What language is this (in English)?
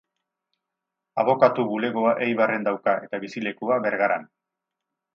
Basque